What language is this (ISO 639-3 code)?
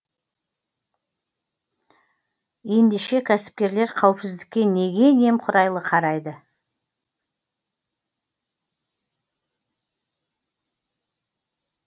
kaz